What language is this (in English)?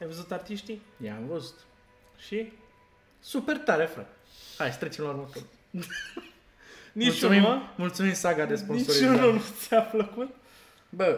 Romanian